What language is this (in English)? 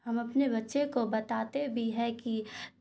Urdu